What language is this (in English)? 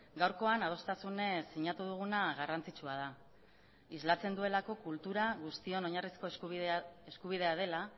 Basque